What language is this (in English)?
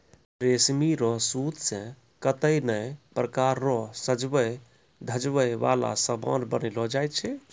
Maithili